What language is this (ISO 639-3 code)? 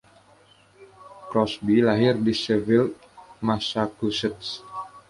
ind